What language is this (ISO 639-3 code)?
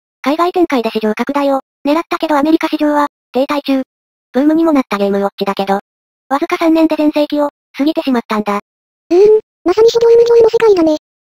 jpn